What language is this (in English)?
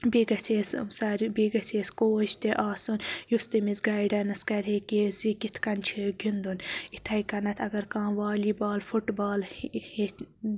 Kashmiri